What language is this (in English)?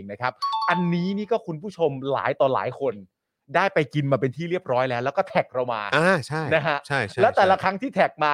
Thai